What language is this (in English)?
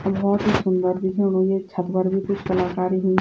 Garhwali